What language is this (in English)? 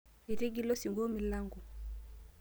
Masai